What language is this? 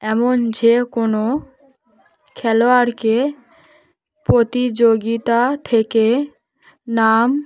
Bangla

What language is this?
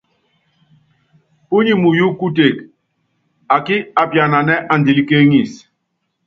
Yangben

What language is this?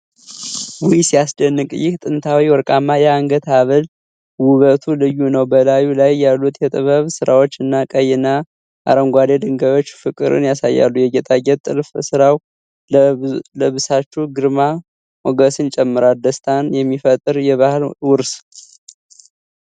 Amharic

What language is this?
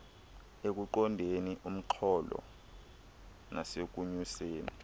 Xhosa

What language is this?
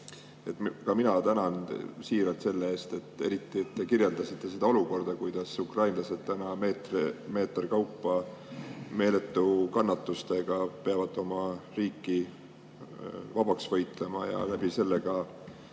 Estonian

